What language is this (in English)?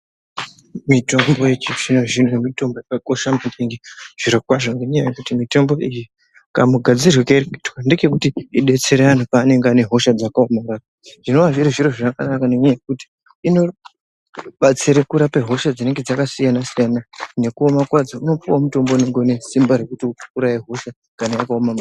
Ndau